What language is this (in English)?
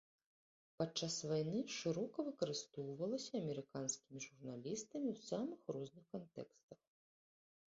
Belarusian